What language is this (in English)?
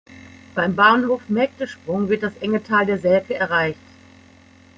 German